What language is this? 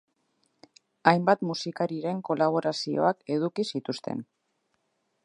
Basque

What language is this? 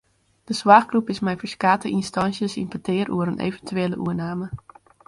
Western Frisian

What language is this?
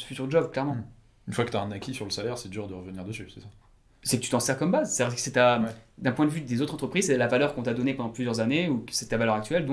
French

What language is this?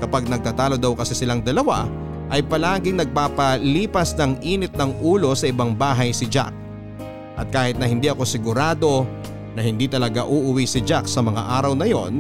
Filipino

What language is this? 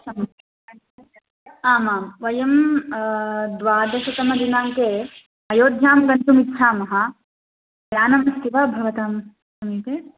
Sanskrit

